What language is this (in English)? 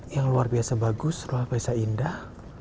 Indonesian